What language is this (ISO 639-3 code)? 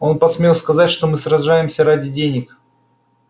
rus